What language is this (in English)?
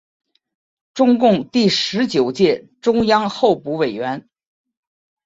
Chinese